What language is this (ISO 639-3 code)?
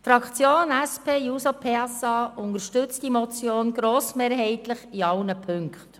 gsw